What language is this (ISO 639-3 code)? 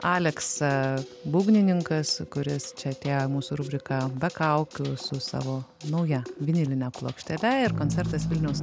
lit